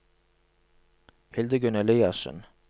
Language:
Norwegian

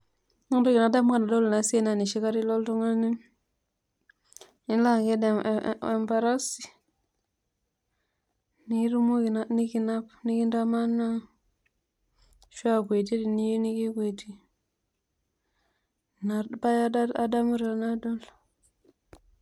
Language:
Masai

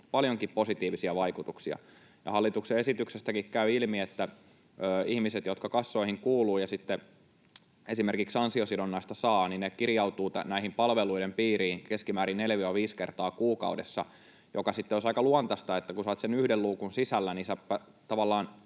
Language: Finnish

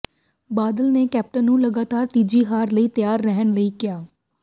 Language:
Punjabi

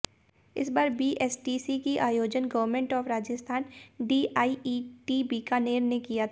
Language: Hindi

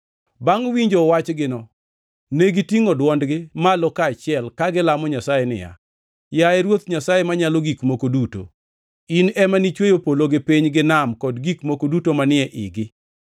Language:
Luo (Kenya and Tanzania)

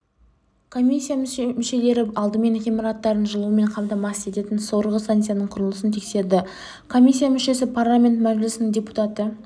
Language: Kazakh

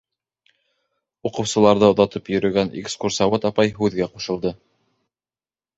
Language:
Bashkir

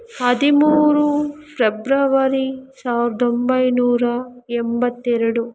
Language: Kannada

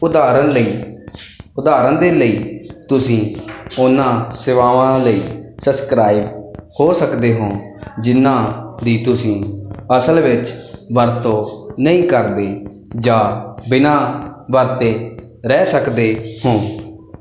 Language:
Punjabi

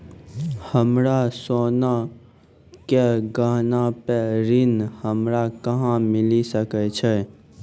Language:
Maithili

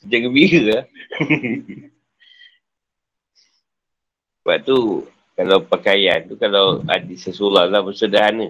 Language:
Malay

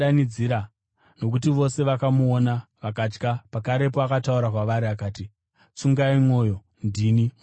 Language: Shona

